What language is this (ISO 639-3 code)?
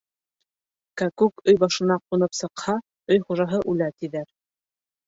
bak